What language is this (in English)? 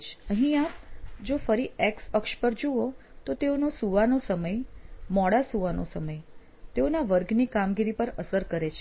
Gujarati